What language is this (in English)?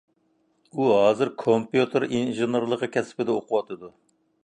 Uyghur